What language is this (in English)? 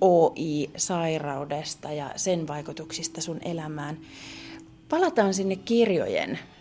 Finnish